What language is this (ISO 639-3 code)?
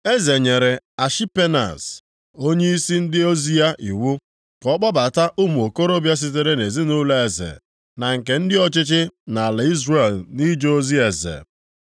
ibo